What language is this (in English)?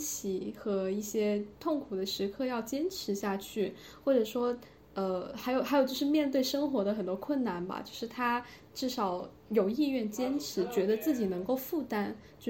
Chinese